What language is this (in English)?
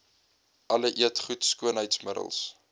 Afrikaans